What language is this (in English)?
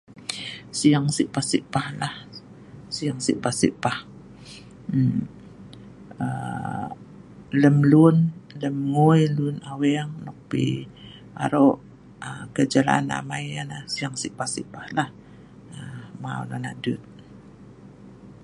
Sa'ban